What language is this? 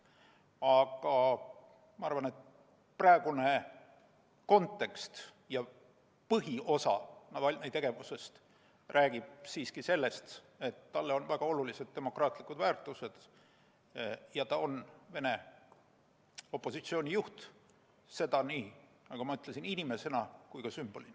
Estonian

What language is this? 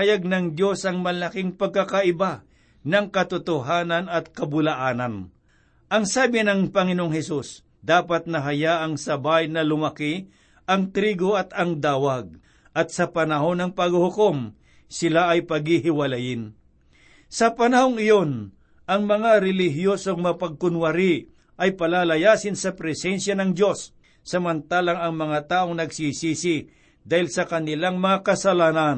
Filipino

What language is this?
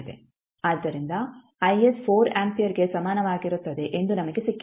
Kannada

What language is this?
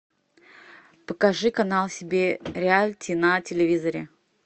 Russian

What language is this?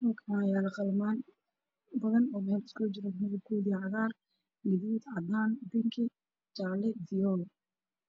Somali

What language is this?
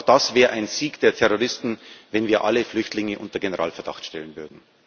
German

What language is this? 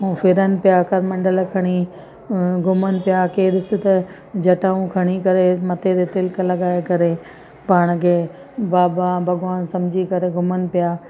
Sindhi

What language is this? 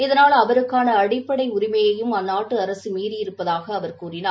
Tamil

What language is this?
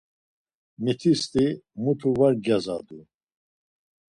Laz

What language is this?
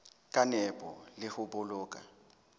Southern Sotho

